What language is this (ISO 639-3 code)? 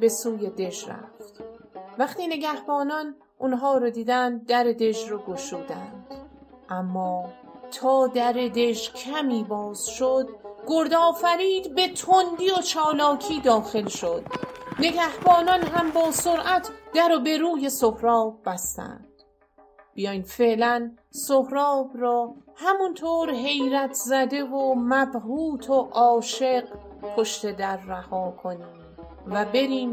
fas